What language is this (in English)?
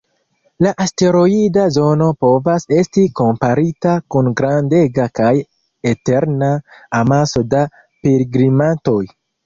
Esperanto